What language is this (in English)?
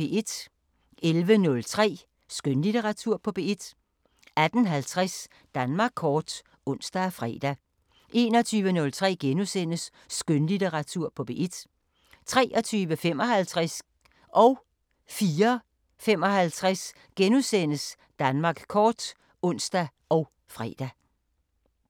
Danish